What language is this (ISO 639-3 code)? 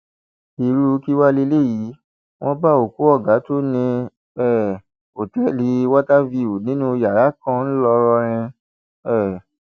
yor